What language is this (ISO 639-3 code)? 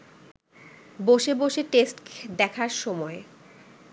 ben